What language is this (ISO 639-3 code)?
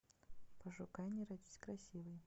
rus